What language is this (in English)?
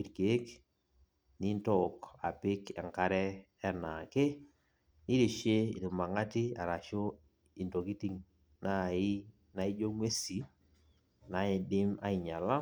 Masai